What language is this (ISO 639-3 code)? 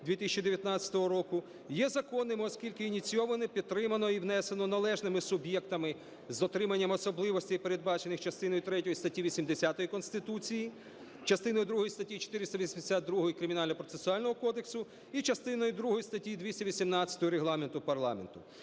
ukr